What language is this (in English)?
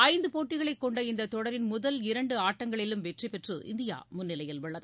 Tamil